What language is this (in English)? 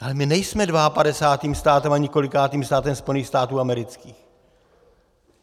Czech